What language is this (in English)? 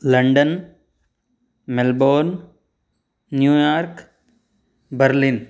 Sanskrit